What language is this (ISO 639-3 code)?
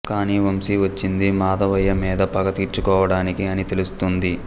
tel